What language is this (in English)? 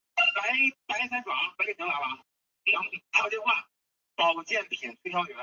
Chinese